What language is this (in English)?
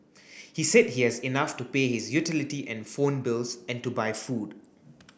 English